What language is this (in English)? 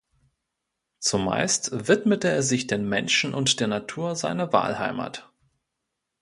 German